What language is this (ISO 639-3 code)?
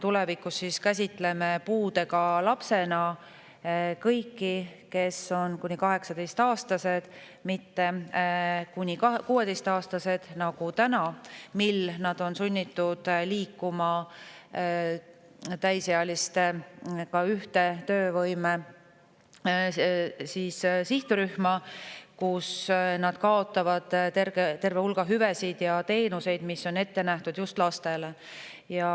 est